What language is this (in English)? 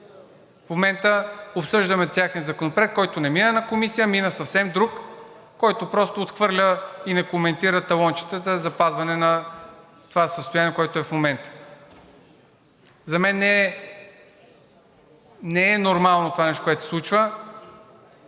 Bulgarian